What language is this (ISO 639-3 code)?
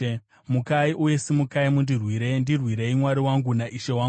sna